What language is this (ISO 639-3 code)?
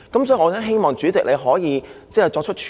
yue